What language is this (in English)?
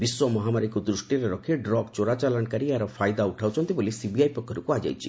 Odia